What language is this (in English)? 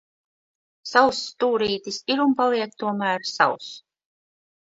Latvian